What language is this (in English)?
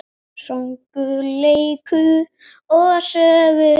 Icelandic